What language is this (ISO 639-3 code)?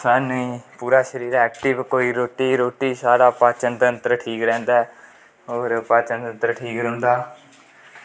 doi